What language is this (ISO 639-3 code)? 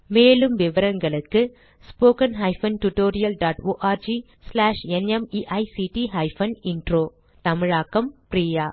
tam